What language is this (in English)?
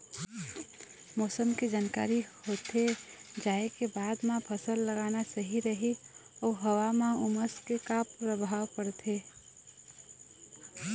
Chhattisgarhi